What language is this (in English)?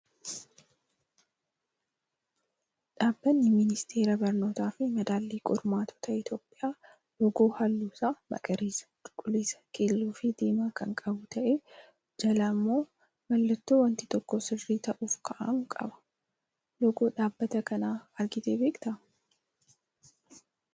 Oromo